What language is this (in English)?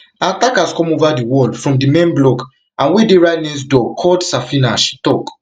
Nigerian Pidgin